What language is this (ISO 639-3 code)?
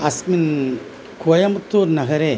san